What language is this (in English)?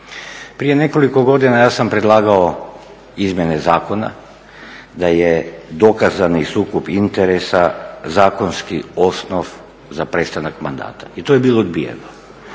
Croatian